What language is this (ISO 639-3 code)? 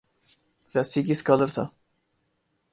urd